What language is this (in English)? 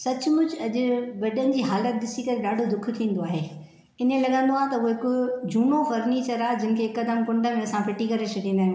Sindhi